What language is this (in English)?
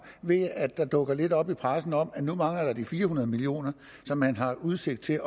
Danish